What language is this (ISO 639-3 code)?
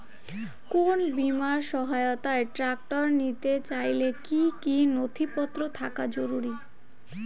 ben